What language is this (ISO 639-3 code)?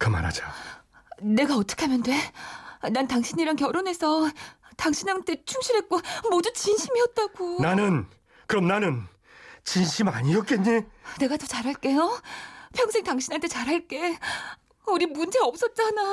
kor